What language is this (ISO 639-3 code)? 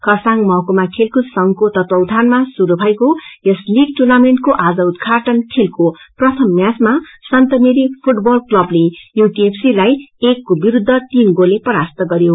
nep